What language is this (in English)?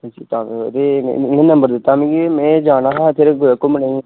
Dogri